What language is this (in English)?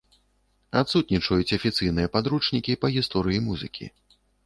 Belarusian